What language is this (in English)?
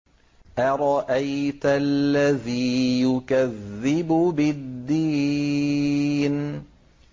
Arabic